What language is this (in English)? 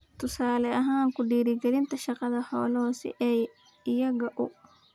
Somali